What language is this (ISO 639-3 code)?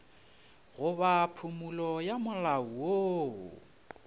nso